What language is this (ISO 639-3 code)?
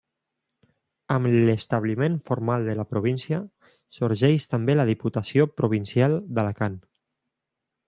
cat